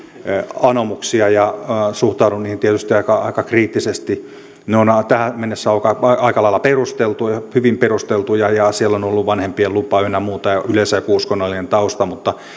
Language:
Finnish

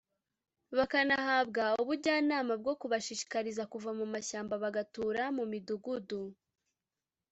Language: Kinyarwanda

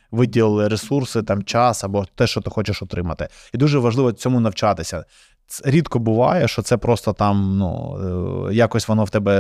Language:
Ukrainian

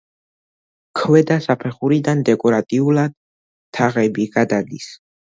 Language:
Georgian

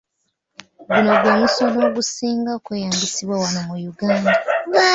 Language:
Ganda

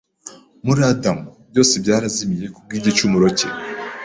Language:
Kinyarwanda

